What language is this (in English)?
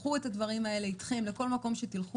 Hebrew